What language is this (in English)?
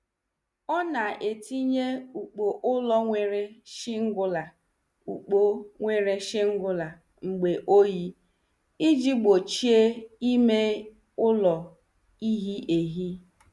Igbo